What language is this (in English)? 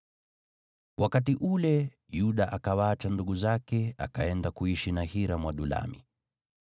Swahili